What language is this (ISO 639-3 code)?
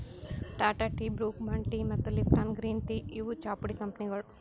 kan